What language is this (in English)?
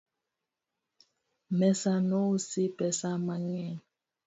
Luo (Kenya and Tanzania)